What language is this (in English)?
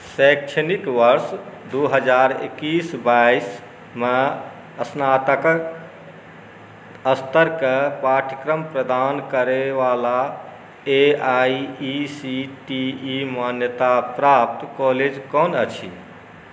Maithili